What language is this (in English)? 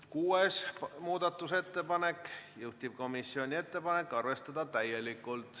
Estonian